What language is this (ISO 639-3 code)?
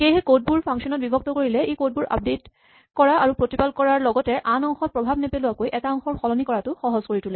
asm